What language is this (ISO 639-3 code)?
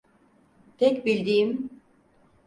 tur